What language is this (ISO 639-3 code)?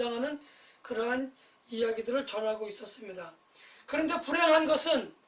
kor